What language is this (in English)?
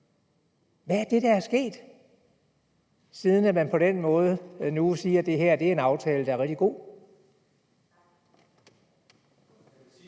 Danish